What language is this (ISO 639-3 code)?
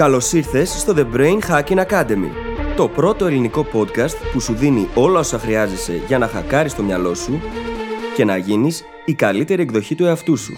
ell